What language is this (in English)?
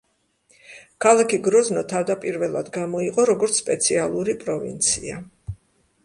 Georgian